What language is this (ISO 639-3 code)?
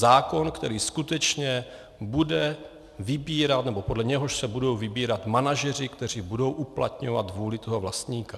ces